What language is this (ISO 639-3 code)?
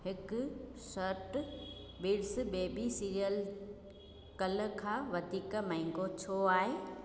snd